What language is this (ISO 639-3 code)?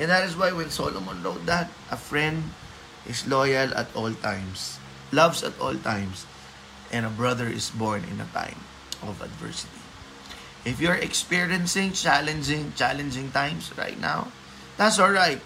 fil